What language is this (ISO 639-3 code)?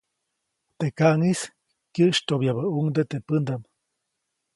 zoc